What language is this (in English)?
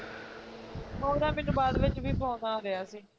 Punjabi